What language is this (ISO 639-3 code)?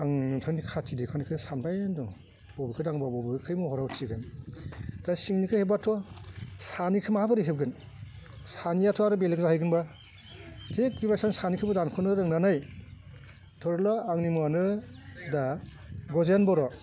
brx